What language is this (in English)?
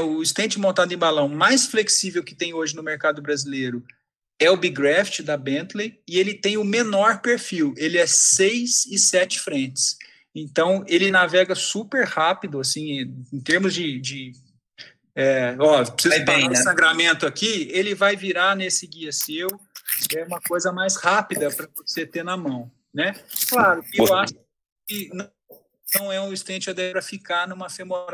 Portuguese